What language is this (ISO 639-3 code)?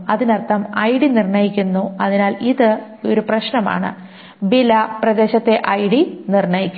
mal